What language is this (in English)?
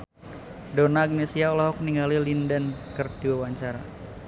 Sundanese